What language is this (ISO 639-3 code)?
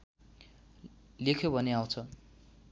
nep